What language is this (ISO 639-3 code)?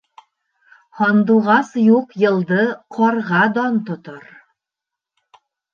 bak